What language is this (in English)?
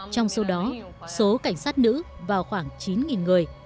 Vietnamese